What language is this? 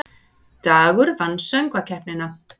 Icelandic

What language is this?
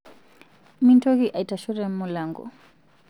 Masai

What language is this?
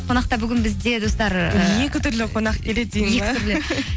Kazakh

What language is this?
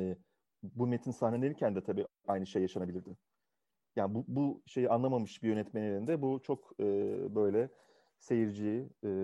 Turkish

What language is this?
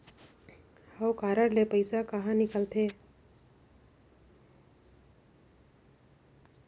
Chhattisgarhi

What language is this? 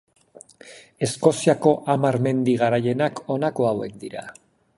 Basque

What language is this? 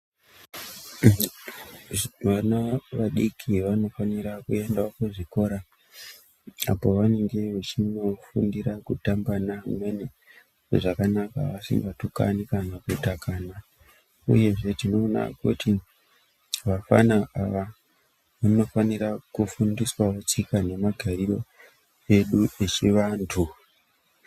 Ndau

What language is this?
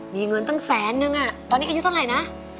Thai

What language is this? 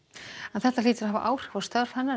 Icelandic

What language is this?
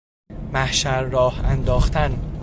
Persian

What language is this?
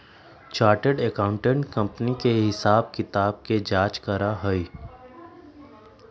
Magahi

